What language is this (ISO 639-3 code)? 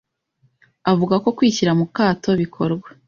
kin